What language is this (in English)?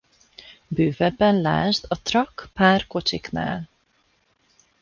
Hungarian